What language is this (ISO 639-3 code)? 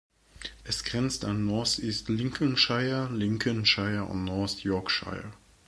deu